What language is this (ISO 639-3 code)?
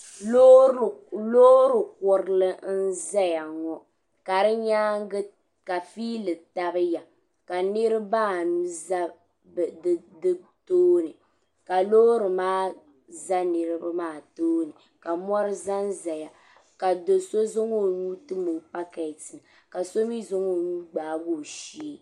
dag